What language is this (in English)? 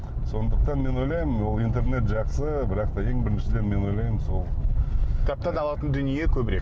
Kazakh